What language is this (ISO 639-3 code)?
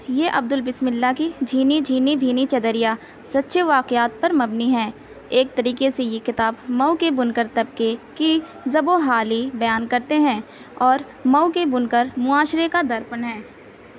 urd